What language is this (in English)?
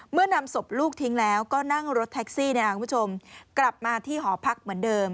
Thai